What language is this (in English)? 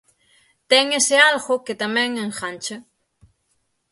Galician